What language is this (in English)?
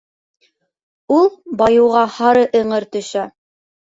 Bashkir